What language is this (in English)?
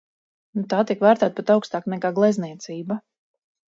Latvian